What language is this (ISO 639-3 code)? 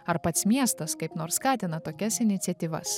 lit